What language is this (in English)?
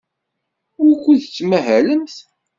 Kabyle